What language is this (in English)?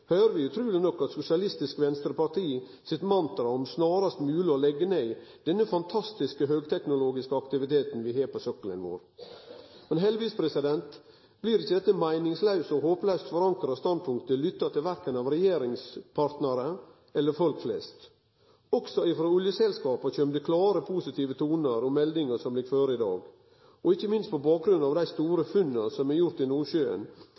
Norwegian Nynorsk